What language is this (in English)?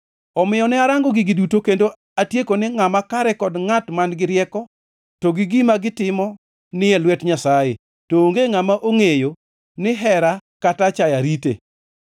Luo (Kenya and Tanzania)